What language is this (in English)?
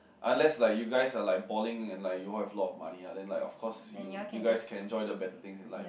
English